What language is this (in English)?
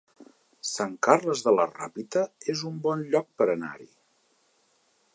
Catalan